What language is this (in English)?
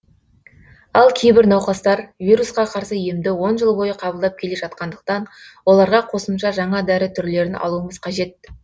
Kazakh